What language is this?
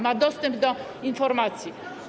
Polish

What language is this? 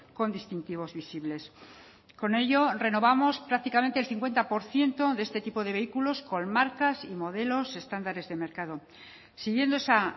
Spanish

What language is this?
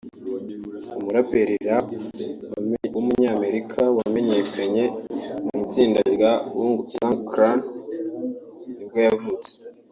Kinyarwanda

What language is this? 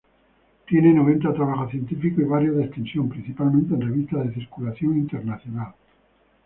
Spanish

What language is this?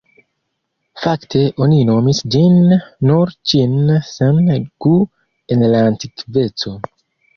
Esperanto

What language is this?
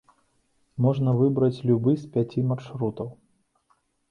Belarusian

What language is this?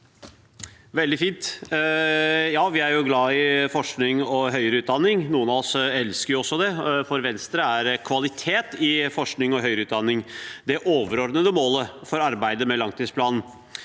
Norwegian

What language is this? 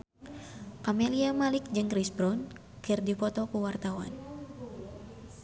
Sundanese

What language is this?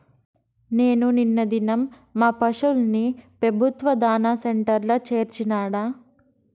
Telugu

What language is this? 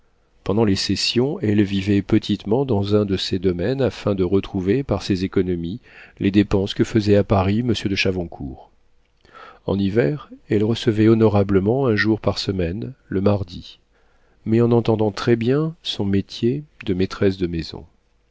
French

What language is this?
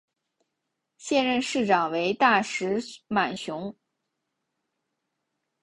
Chinese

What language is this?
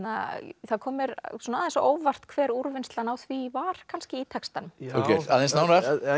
Icelandic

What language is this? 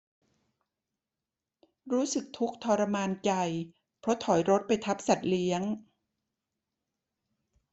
Thai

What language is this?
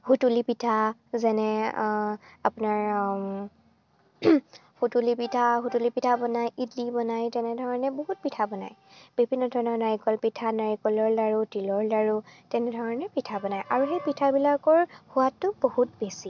Assamese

